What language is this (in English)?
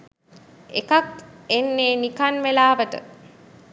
Sinhala